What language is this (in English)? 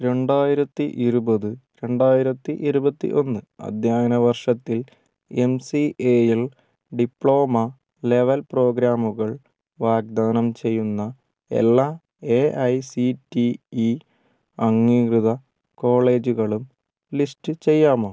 Malayalam